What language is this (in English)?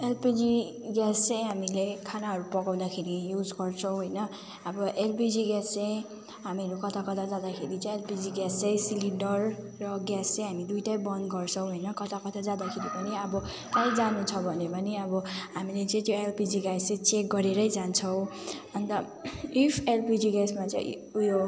Nepali